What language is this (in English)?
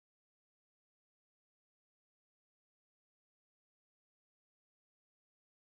Greek